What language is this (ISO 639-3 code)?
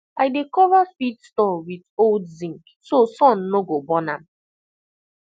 pcm